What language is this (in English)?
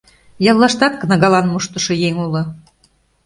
Mari